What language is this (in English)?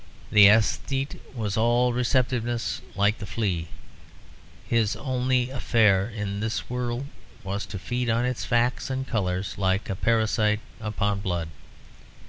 English